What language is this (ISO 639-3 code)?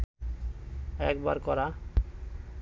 ben